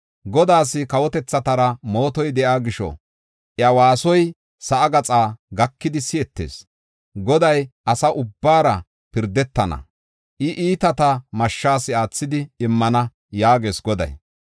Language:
Gofa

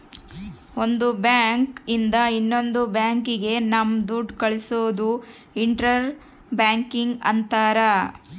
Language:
Kannada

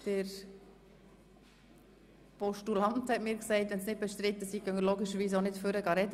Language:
Swiss German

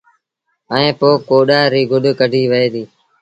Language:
Sindhi Bhil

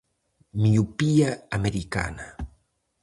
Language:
Galician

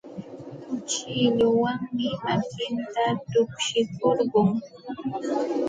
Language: Santa Ana de Tusi Pasco Quechua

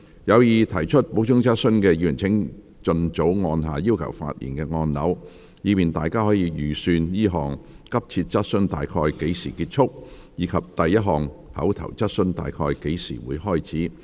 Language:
Cantonese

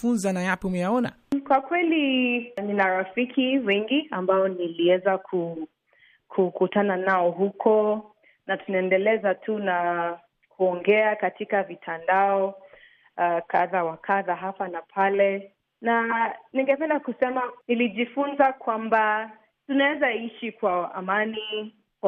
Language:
Swahili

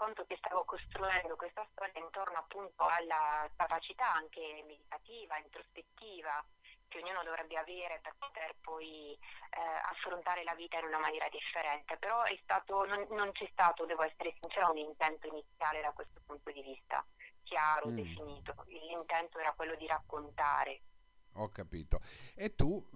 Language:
Italian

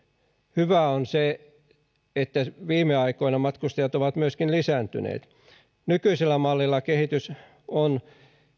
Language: Finnish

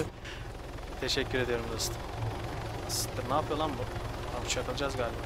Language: Turkish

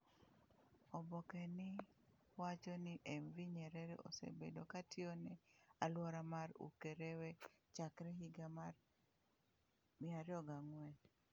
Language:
Luo (Kenya and Tanzania)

